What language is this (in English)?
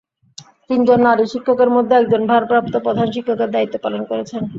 Bangla